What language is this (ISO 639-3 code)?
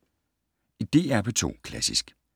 dan